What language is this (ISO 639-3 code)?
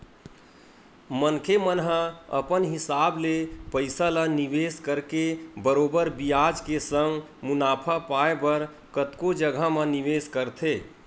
hne